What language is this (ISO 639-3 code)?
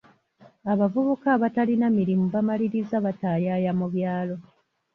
lug